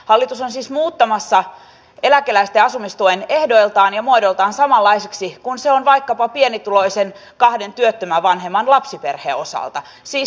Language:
Finnish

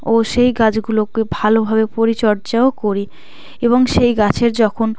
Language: Bangla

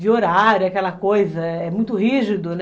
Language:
Portuguese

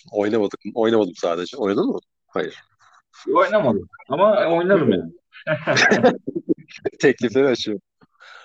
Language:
Turkish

